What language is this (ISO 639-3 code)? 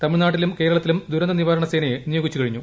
mal